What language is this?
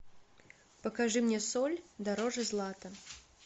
Russian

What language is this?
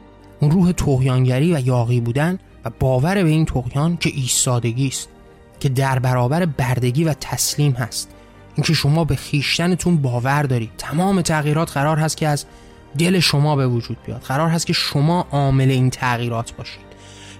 Persian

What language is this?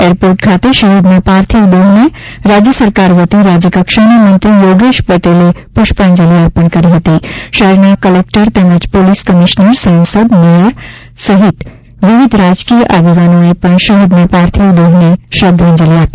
Gujarati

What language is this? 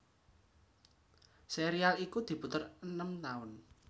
Javanese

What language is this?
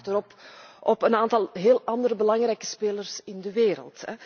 Dutch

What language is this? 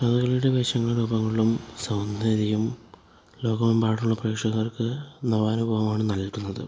Malayalam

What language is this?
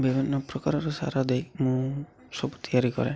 Odia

